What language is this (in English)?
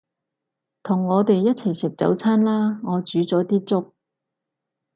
Cantonese